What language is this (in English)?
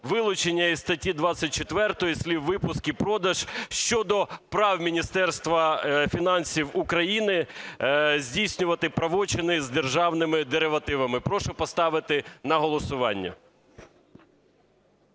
Ukrainian